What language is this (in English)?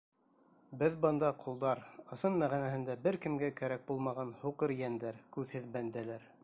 Bashkir